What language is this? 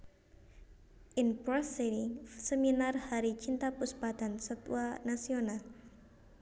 Javanese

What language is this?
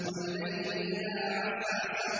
Arabic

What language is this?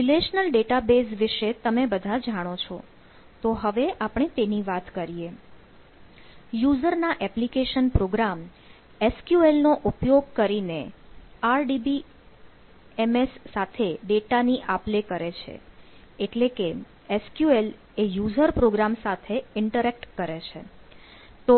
Gujarati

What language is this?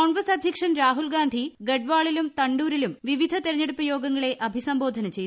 Malayalam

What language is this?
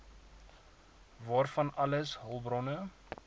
Afrikaans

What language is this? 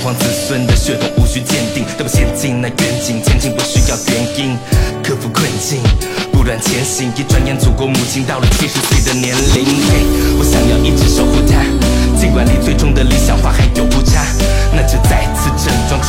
Chinese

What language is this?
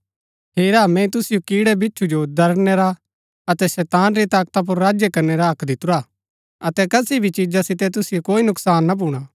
Gaddi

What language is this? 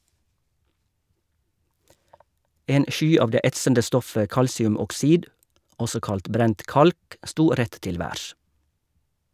Norwegian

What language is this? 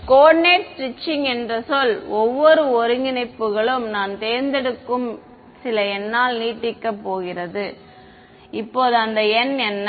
Tamil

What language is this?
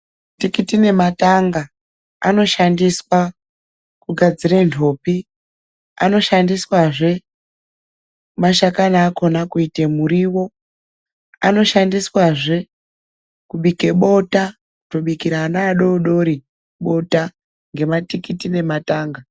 Ndau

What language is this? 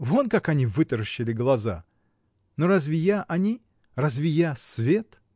Russian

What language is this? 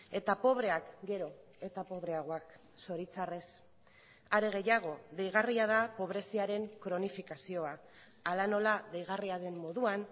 Basque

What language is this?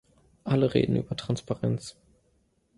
German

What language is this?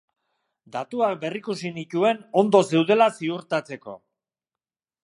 Basque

